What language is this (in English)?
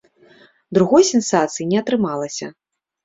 Belarusian